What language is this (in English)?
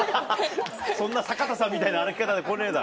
Japanese